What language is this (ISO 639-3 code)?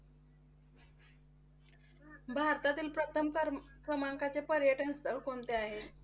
mar